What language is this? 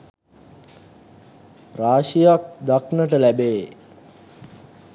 Sinhala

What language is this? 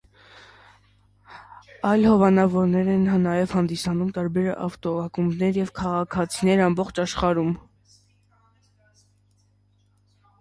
Armenian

